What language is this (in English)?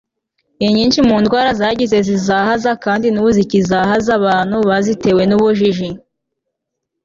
Kinyarwanda